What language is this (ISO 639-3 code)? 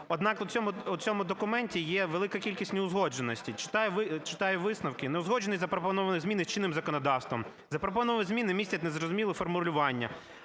ukr